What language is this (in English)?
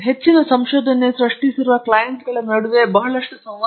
Kannada